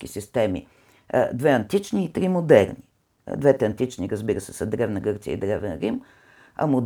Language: Bulgarian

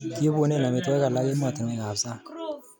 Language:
Kalenjin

